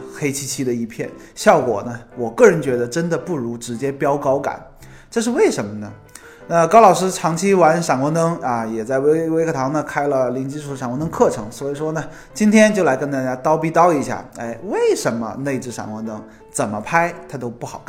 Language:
Chinese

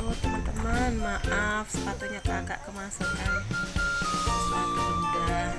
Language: Indonesian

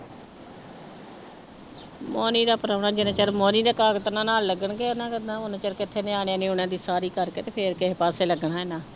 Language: Punjabi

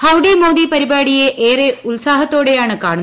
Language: Malayalam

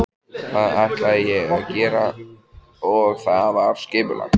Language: Icelandic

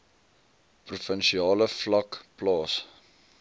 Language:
Afrikaans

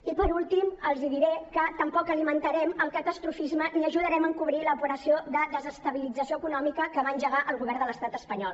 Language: Catalan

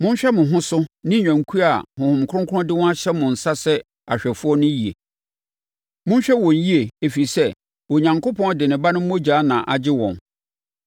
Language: Akan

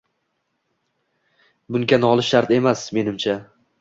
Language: Uzbek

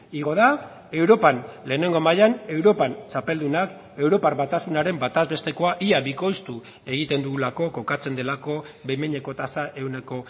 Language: Basque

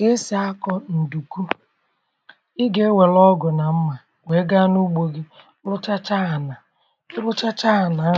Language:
Igbo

